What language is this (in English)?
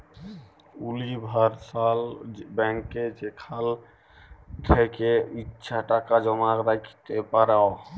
Bangla